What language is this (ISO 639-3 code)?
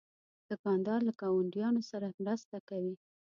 pus